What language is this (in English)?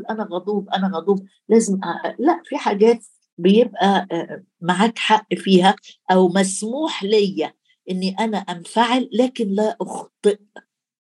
Arabic